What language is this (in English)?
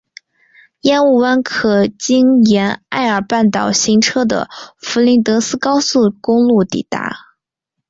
Chinese